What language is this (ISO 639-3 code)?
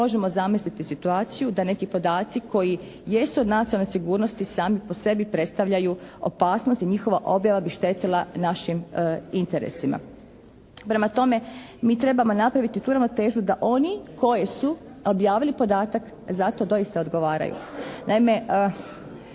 hrv